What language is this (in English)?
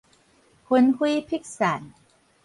Min Nan Chinese